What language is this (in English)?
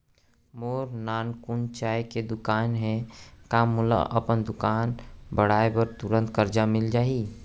Chhattisgarhi